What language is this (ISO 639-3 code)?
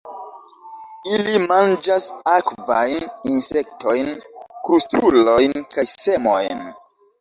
epo